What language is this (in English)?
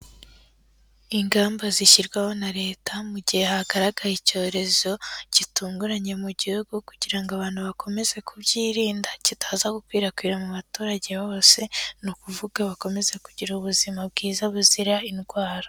Kinyarwanda